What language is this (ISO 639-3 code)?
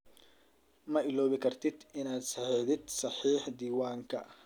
som